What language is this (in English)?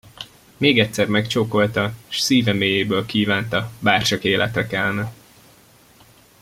Hungarian